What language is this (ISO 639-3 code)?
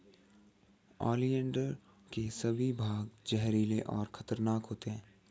hin